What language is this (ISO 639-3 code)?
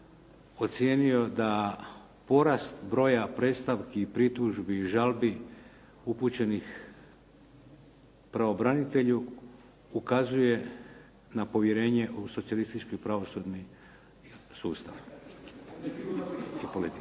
hrv